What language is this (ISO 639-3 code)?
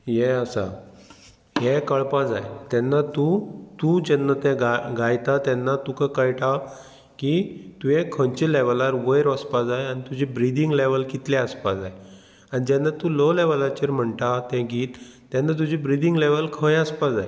kok